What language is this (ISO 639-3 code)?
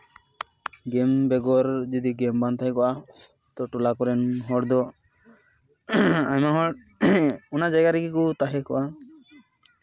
sat